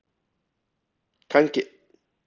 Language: Icelandic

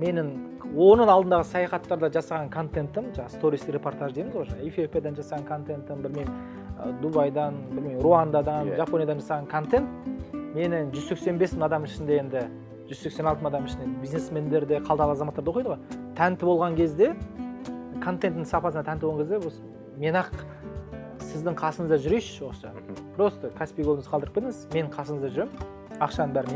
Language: Turkish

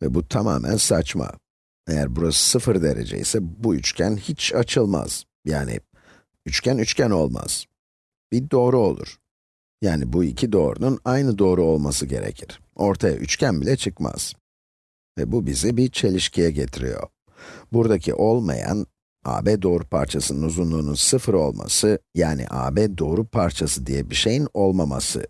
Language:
Turkish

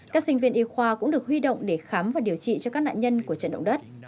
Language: Vietnamese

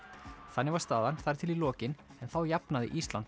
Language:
Icelandic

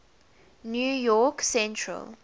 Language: English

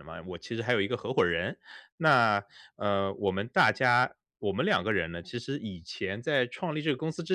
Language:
Chinese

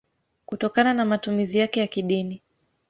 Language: Swahili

